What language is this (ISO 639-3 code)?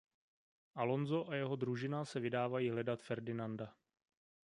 ces